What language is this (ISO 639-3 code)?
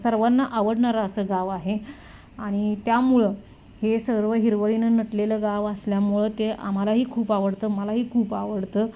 mar